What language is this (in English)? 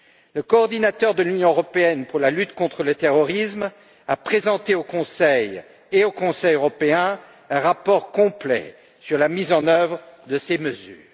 French